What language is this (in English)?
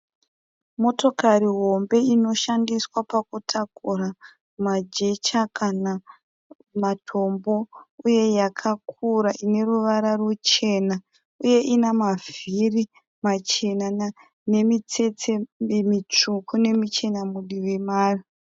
Shona